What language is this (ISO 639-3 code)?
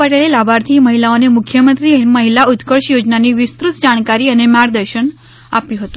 guj